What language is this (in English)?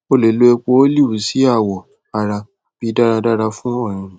Yoruba